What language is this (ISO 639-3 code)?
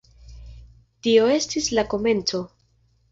epo